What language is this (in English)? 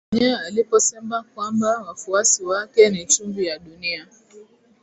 Swahili